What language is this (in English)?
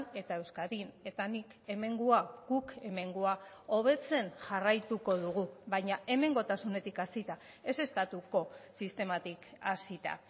Basque